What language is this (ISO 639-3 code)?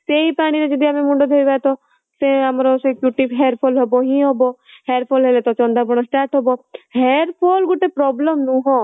ori